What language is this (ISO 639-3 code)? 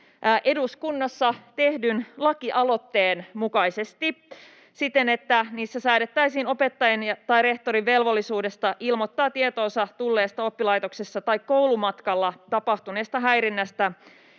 fin